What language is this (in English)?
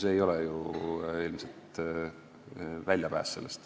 Estonian